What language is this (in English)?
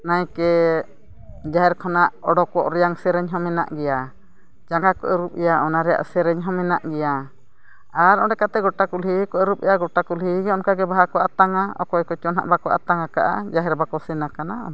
Santali